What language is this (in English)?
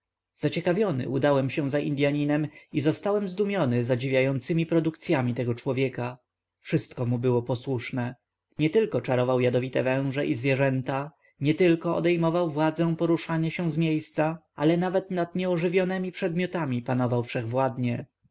Polish